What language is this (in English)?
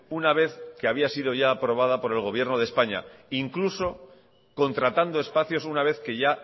Spanish